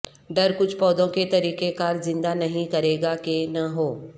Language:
Urdu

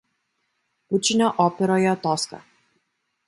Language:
Lithuanian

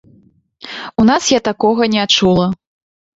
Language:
Belarusian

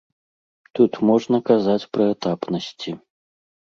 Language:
Belarusian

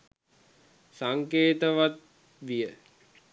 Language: Sinhala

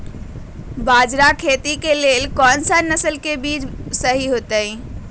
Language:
Magahi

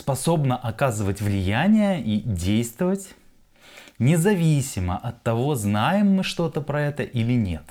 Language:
Russian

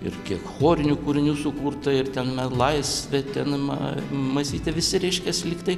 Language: Lithuanian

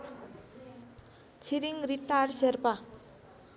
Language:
Nepali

